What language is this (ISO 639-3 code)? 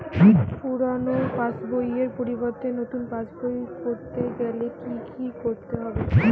ben